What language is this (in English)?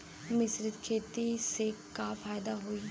Bhojpuri